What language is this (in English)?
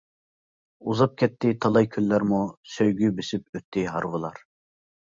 Uyghur